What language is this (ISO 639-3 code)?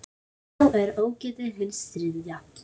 isl